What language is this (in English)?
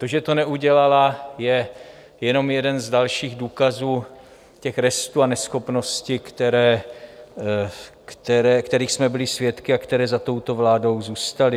Czech